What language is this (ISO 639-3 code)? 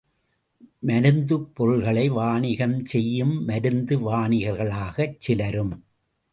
tam